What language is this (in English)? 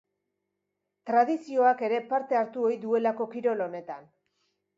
Basque